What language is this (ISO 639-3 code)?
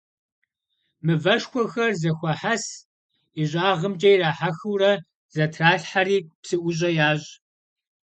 kbd